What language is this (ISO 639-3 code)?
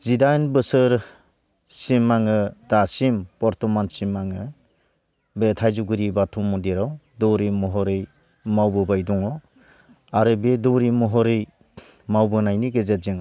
brx